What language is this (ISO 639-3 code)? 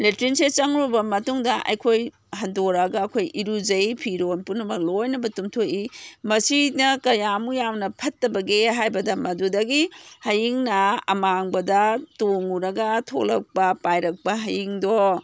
mni